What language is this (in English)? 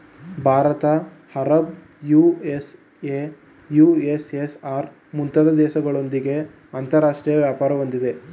Kannada